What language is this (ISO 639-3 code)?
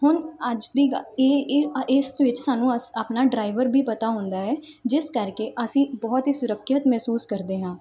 pan